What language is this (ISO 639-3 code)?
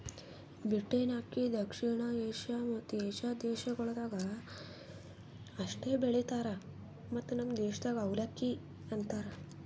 kan